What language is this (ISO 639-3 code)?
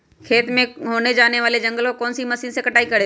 mag